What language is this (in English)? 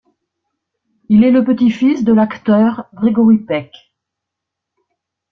French